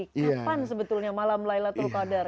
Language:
Indonesian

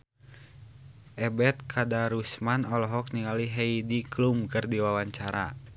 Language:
Sundanese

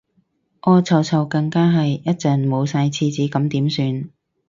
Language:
Cantonese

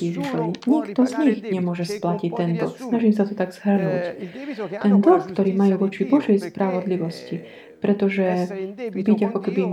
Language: Slovak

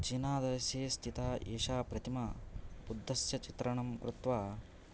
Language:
Sanskrit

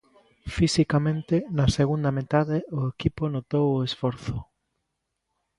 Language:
Galician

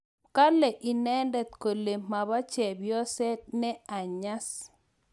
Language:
Kalenjin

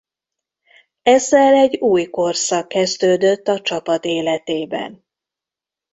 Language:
Hungarian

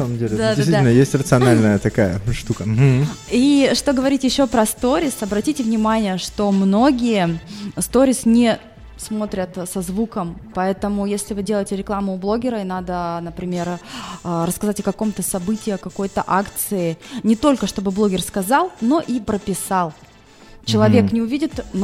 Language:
Russian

